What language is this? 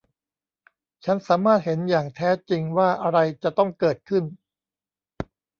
Thai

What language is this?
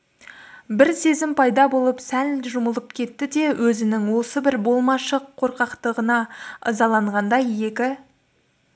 Kazakh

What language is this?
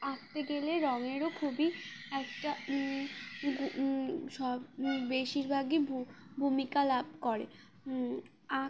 Bangla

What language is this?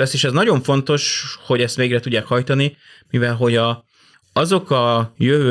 Hungarian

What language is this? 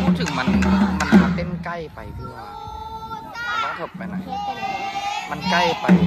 Thai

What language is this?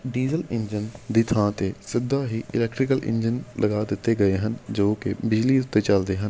Punjabi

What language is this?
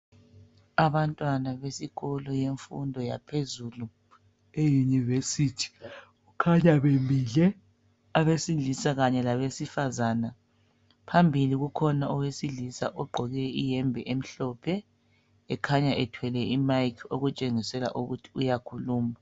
North Ndebele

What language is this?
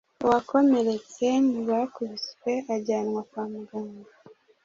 Kinyarwanda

